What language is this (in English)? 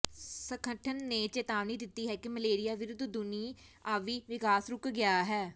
Punjabi